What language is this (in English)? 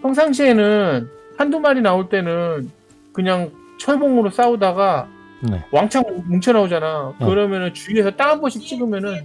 Korean